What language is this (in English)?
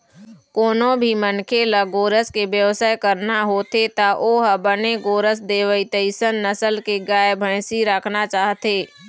Chhattisgarhi